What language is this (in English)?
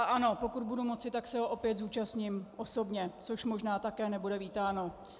Czech